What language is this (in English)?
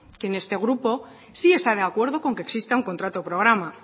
Spanish